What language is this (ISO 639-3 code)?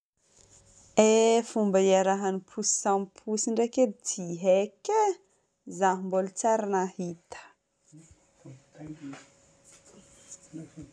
bmm